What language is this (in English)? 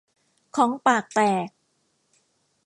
Thai